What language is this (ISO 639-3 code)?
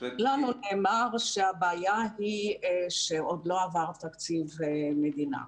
heb